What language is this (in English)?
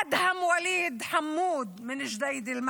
Hebrew